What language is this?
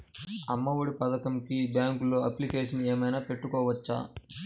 Telugu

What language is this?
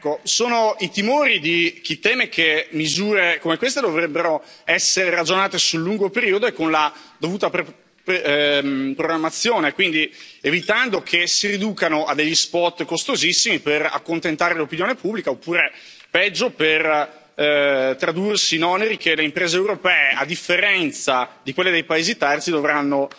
Italian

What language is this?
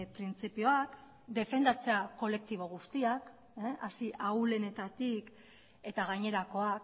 Basque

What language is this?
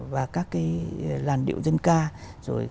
Vietnamese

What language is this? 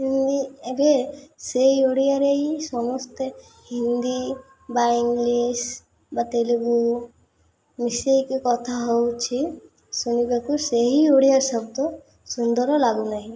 Odia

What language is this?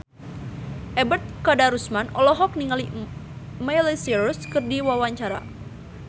Sundanese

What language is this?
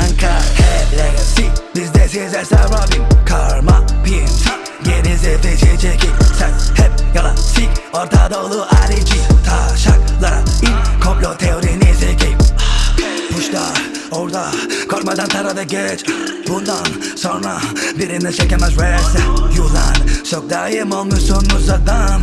Turkish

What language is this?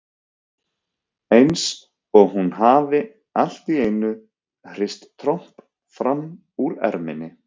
Icelandic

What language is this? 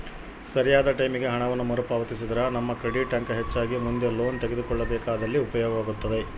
Kannada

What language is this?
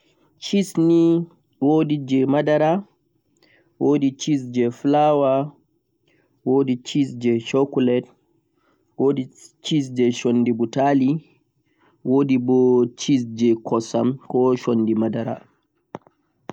Central-Eastern Niger Fulfulde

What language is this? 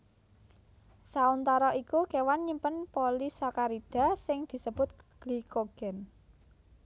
Javanese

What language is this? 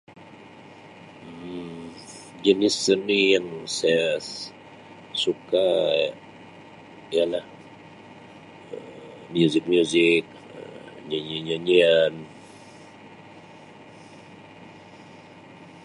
Sabah Malay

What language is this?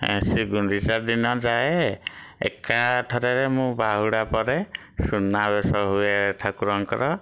Odia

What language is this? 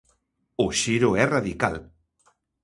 Galician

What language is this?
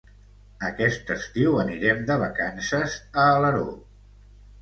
Catalan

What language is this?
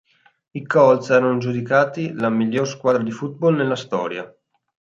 Italian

